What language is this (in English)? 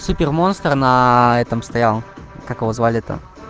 Russian